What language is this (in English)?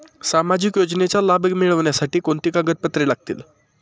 Marathi